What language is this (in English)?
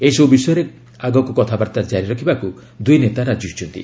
Odia